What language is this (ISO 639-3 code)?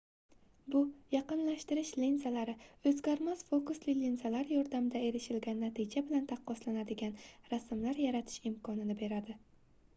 uzb